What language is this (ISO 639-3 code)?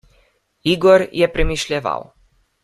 slv